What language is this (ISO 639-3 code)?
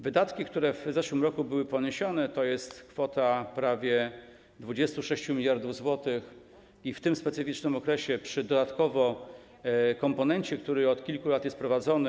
pol